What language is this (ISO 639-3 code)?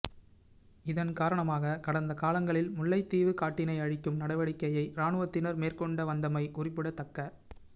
tam